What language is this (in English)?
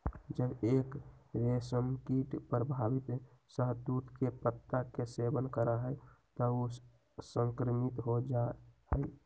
Magahi